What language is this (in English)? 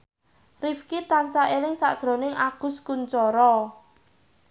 Javanese